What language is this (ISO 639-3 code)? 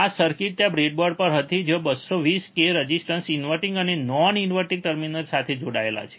guj